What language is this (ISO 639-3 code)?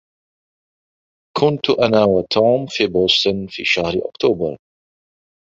ara